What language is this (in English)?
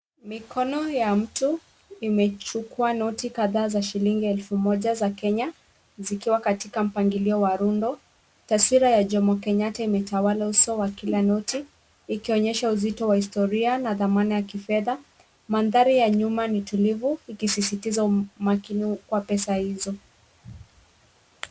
Swahili